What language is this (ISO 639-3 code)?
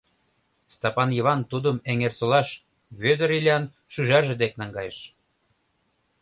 chm